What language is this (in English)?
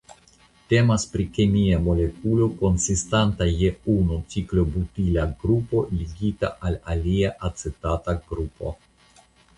Esperanto